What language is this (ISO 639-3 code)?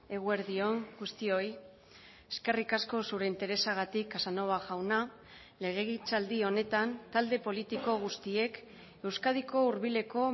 eus